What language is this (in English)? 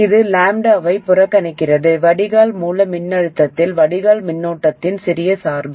Tamil